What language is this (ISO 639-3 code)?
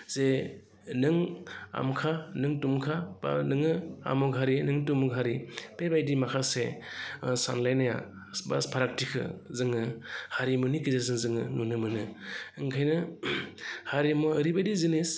brx